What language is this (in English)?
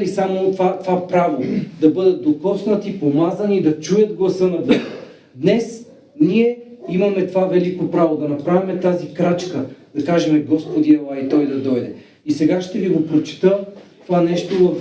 Bulgarian